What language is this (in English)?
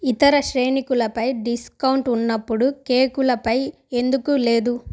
Telugu